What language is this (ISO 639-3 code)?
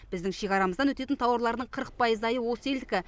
kaz